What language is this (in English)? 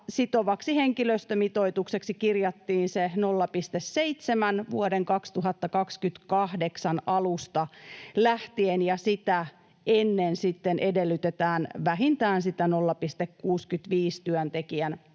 Finnish